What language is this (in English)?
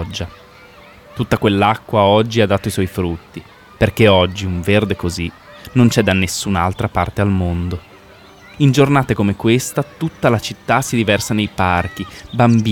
Italian